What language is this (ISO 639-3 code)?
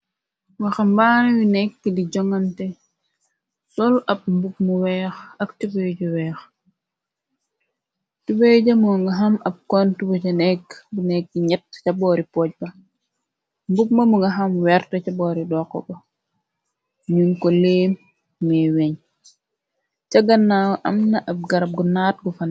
wol